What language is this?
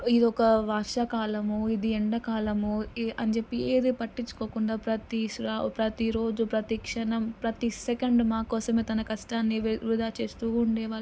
Telugu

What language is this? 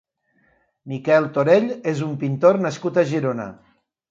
Catalan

